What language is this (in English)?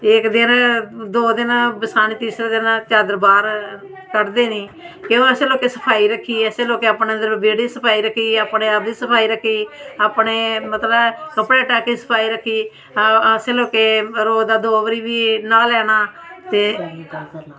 Dogri